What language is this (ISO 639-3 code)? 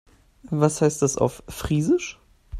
deu